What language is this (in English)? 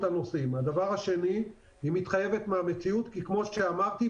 Hebrew